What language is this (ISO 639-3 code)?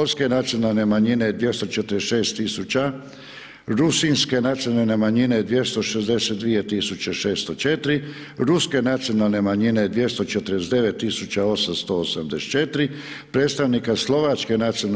hrv